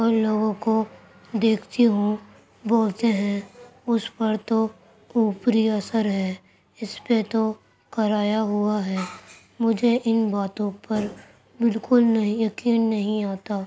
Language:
Urdu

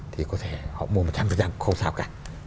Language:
Vietnamese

